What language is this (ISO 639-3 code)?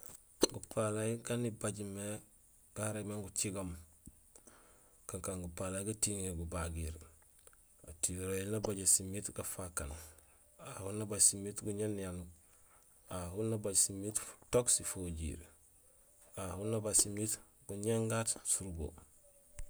gsl